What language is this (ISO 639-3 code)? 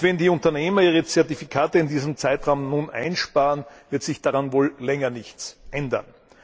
deu